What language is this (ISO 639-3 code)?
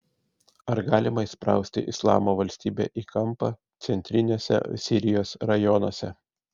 lit